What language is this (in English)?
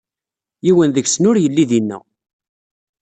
Kabyle